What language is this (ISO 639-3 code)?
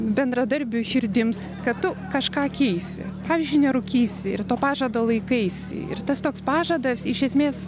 lit